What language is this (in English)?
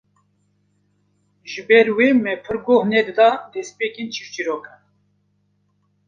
Kurdish